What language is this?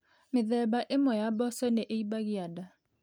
Kikuyu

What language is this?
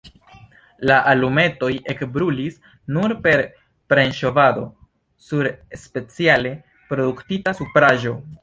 Esperanto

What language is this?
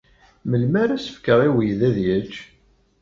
Kabyle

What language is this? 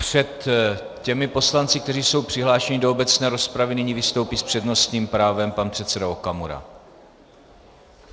Czech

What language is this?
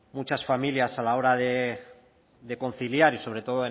Spanish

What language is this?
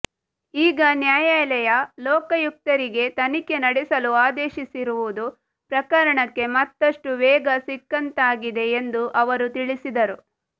Kannada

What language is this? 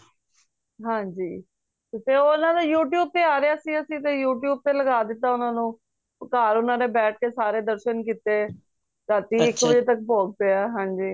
Punjabi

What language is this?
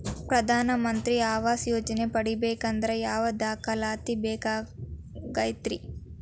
Kannada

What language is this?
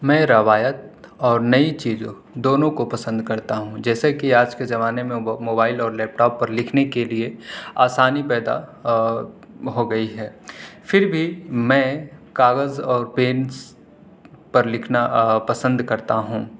Urdu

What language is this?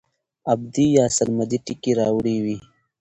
Pashto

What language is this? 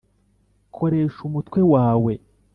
Kinyarwanda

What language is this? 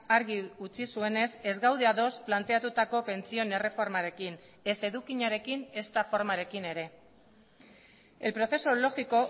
Basque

